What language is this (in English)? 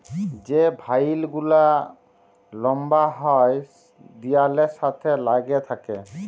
Bangla